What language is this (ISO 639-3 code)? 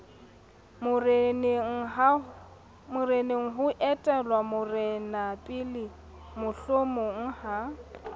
sot